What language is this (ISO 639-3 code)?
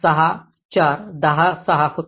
mar